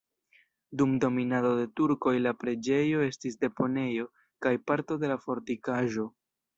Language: Esperanto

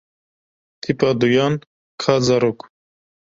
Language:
Kurdish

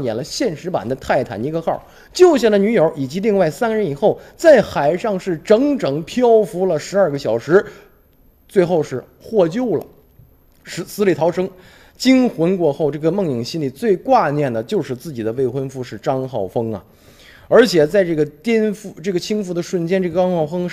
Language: Chinese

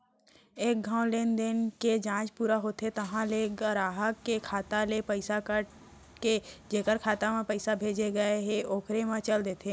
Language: Chhattisgarhi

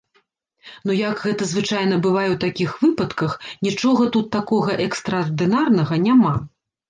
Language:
Belarusian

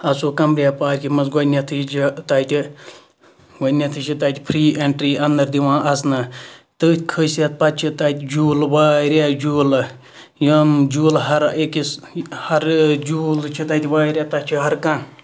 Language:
Kashmiri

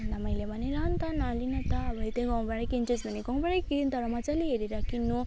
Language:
Nepali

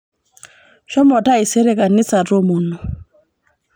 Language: Masai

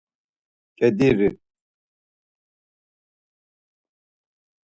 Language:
Laz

